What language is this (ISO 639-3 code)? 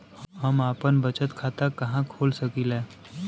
bho